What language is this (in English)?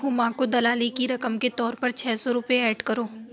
Urdu